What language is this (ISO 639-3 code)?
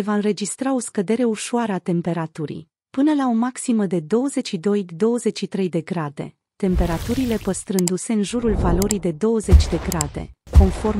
ron